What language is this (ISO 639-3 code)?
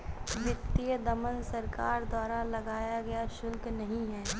hin